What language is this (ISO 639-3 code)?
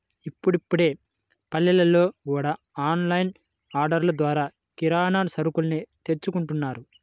tel